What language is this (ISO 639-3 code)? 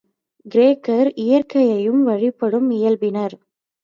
tam